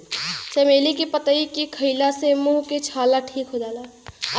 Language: Bhojpuri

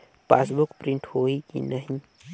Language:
Chhattisgarhi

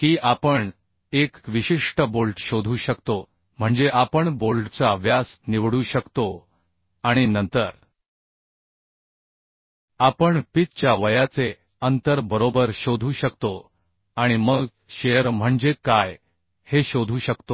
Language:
Marathi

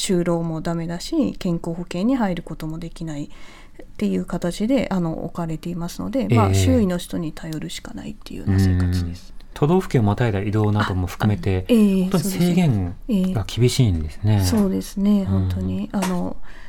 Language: Japanese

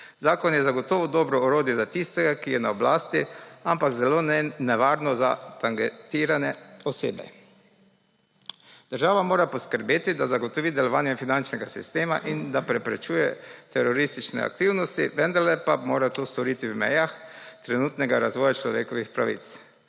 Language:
Slovenian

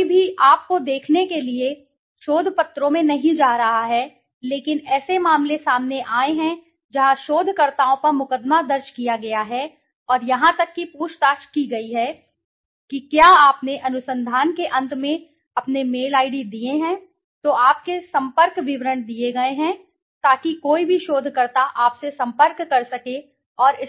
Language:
Hindi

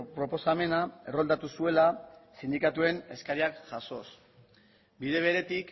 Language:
Basque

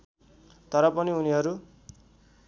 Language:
Nepali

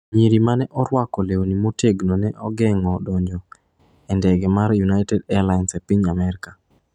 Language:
Luo (Kenya and Tanzania)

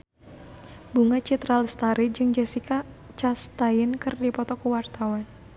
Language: Sundanese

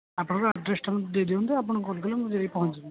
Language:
Odia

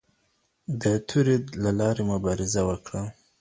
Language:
Pashto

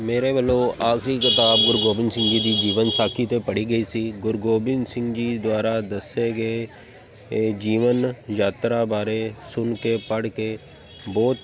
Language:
Punjabi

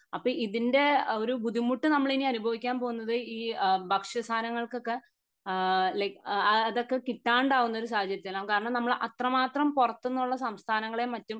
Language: Malayalam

